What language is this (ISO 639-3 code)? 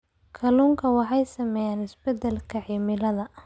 som